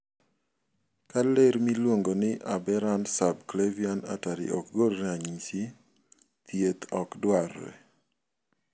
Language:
Luo (Kenya and Tanzania)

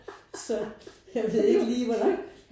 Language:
Danish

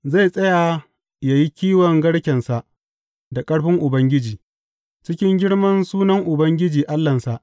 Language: Hausa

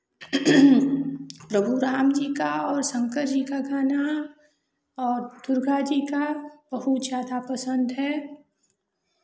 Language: Hindi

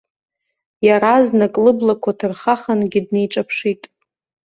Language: Abkhazian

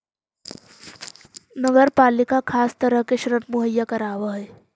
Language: Magahi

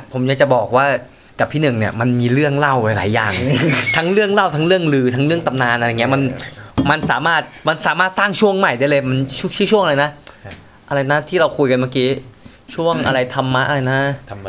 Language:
Thai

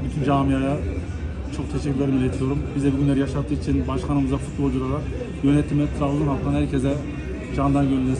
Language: Turkish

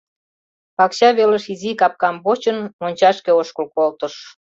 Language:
Mari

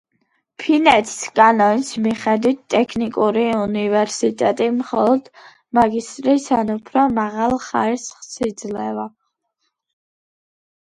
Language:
Georgian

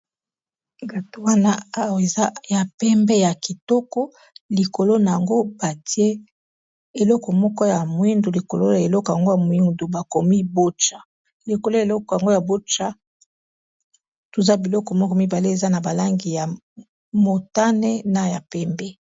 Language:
Lingala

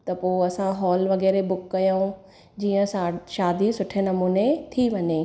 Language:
Sindhi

